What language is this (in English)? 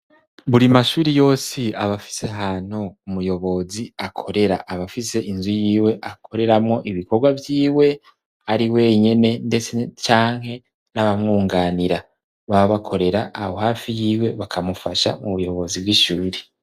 Rundi